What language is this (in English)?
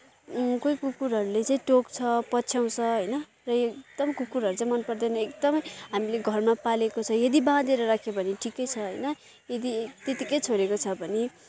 Nepali